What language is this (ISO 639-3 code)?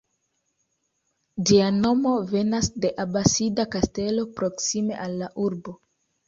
epo